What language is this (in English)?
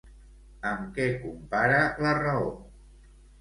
Catalan